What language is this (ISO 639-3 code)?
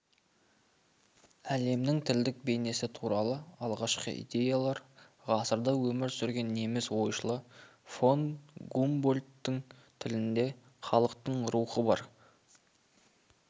kaz